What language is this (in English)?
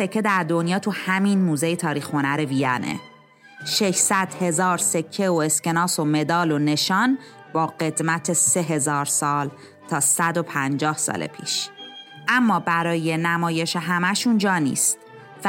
Persian